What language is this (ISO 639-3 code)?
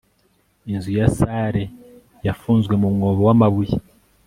kin